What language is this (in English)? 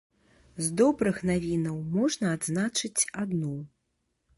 Belarusian